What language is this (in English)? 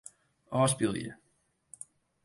Western Frisian